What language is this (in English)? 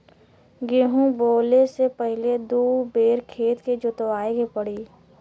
Bhojpuri